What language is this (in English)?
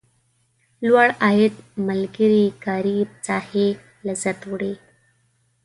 Pashto